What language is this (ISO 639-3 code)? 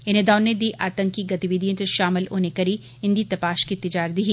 doi